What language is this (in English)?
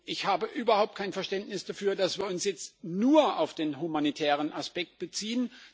German